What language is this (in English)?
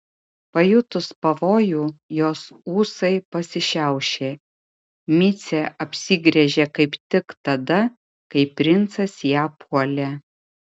Lithuanian